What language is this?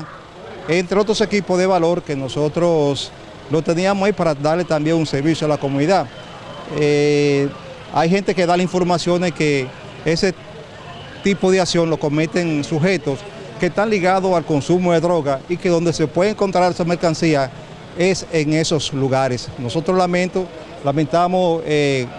Spanish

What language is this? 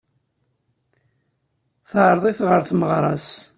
Kabyle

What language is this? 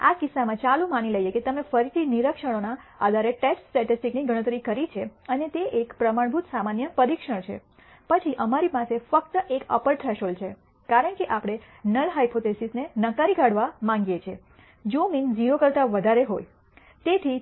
Gujarati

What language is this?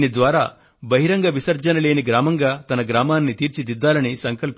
Telugu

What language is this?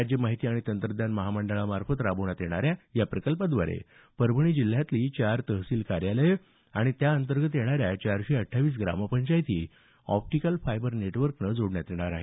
Marathi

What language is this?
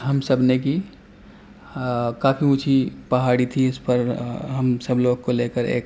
Urdu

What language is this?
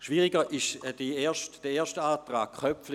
Swiss German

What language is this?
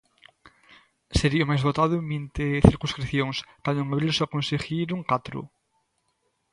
Galician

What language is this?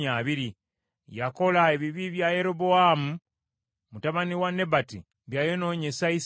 Ganda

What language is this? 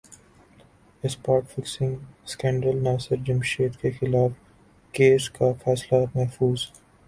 Urdu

